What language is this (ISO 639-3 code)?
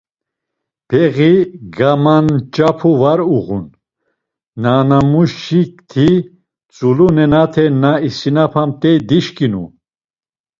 lzz